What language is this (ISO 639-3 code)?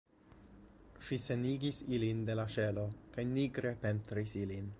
epo